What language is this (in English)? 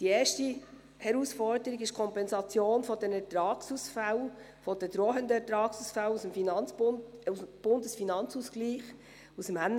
Swiss German